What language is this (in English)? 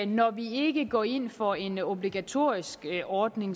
Danish